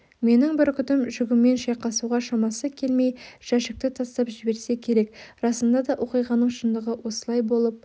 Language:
Kazakh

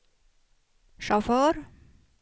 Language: Swedish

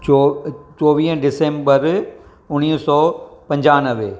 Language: Sindhi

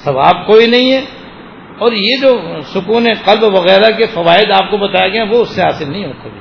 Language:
Urdu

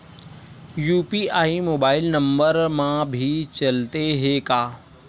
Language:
Chhattisgarhi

